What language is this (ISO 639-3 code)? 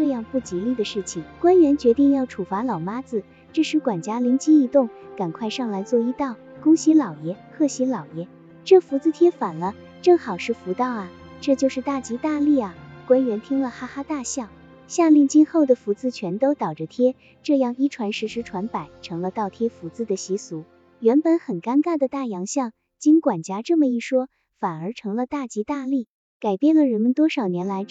zho